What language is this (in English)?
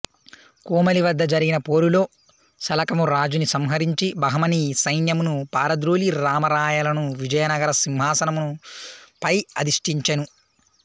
Telugu